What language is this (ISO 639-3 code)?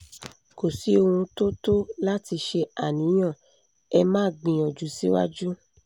yor